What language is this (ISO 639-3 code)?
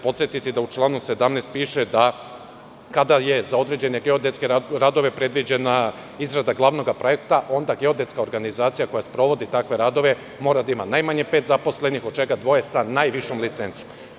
srp